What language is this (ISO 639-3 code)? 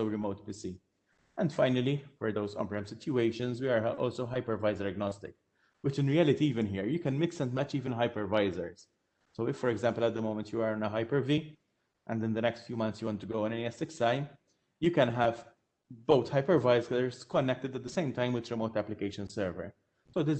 eng